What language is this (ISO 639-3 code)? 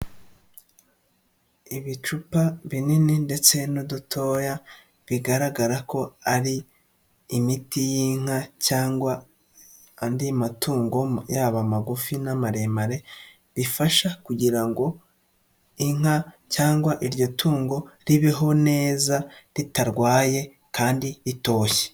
kin